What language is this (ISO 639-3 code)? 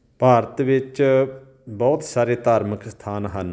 pan